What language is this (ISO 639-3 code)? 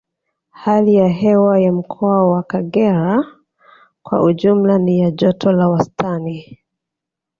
swa